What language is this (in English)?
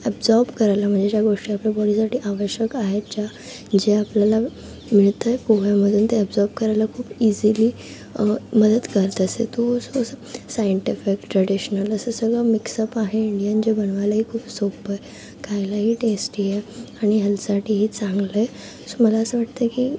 Marathi